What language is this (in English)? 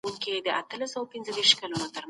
Pashto